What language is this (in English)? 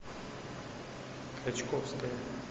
Russian